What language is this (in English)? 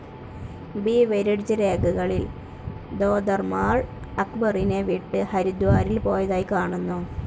Malayalam